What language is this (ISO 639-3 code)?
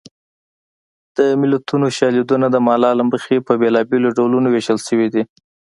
pus